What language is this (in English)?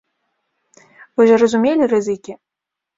Belarusian